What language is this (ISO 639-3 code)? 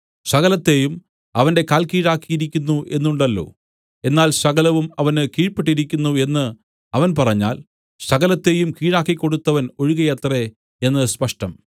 mal